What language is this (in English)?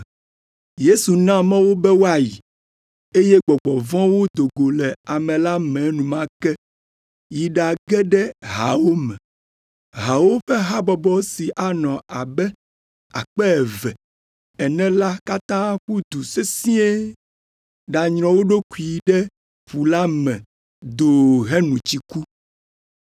Ewe